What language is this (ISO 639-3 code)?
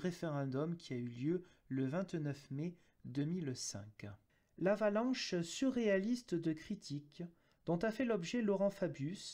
fra